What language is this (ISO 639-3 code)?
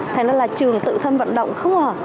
vie